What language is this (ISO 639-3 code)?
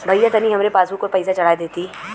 bho